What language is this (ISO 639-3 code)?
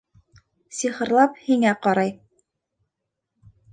bak